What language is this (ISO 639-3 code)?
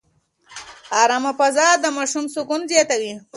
pus